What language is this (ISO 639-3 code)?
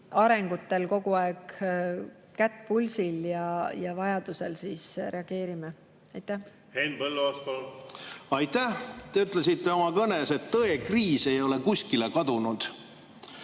est